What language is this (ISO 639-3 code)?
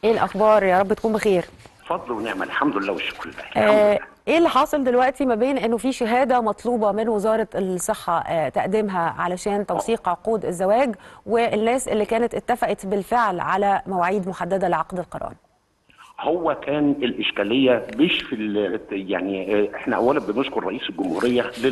ara